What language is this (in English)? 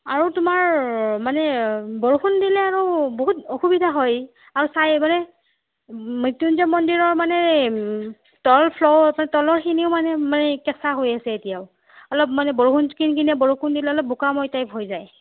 Assamese